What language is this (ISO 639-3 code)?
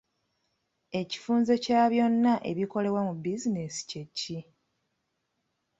lug